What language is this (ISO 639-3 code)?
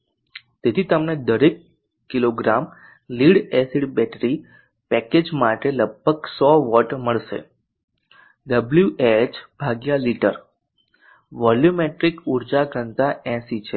guj